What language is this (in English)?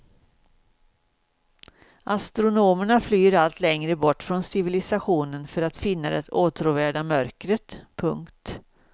Swedish